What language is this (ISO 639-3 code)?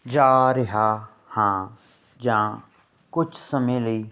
pan